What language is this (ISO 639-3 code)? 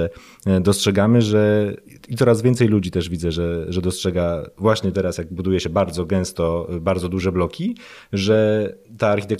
pol